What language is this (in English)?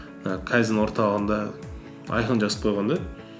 Kazakh